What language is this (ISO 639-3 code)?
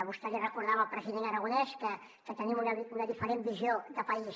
cat